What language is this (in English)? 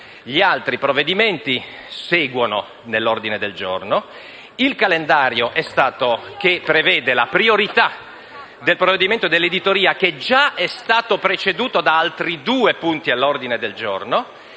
Italian